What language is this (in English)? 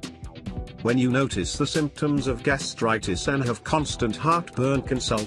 English